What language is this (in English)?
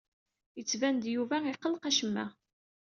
Kabyle